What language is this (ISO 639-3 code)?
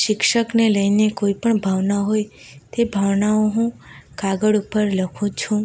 guj